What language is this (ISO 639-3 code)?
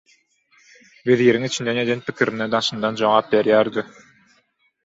tuk